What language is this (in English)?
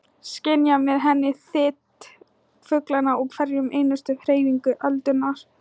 Icelandic